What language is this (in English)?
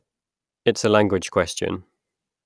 English